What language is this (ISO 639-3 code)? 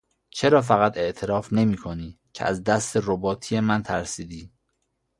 fas